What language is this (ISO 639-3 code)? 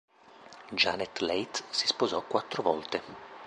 ita